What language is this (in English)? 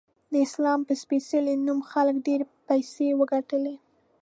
Pashto